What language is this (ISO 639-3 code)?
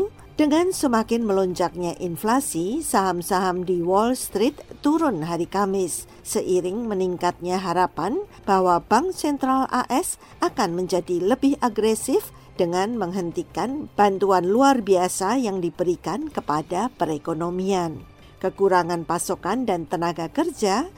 ind